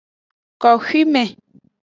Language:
Aja (Benin)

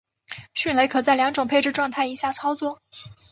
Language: Chinese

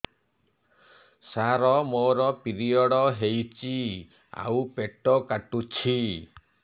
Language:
Odia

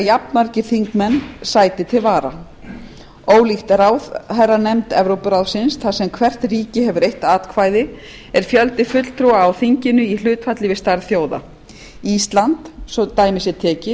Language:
Icelandic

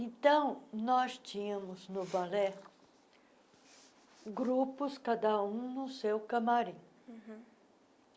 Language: Portuguese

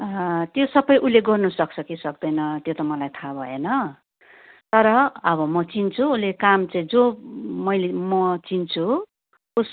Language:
Nepali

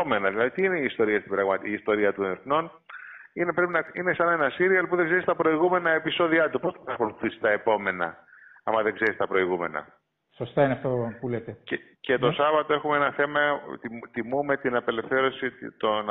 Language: Greek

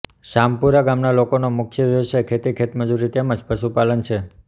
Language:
Gujarati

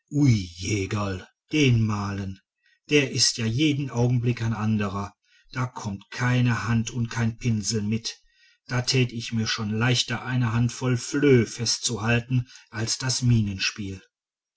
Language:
German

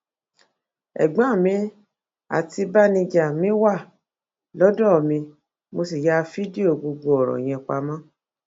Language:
Yoruba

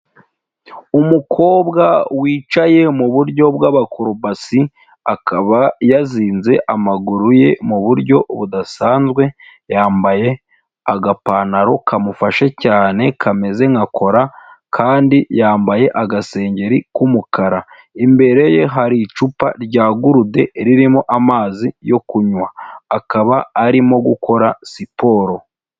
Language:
Kinyarwanda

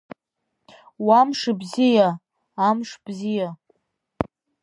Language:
Abkhazian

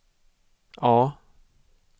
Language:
Swedish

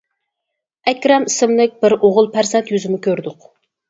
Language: Uyghur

